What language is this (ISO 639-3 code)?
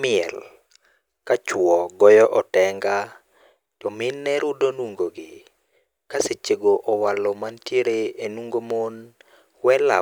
luo